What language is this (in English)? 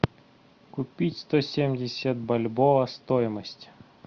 Russian